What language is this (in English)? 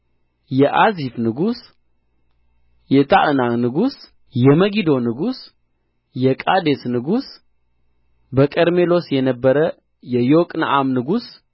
Amharic